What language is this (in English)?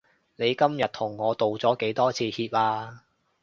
Cantonese